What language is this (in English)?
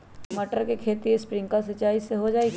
Magahi